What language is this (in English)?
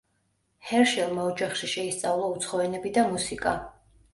Georgian